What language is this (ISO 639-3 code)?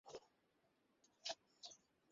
ben